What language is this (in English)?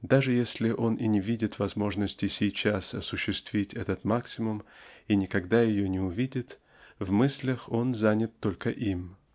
Russian